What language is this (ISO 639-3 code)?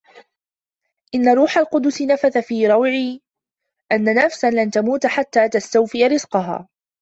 ara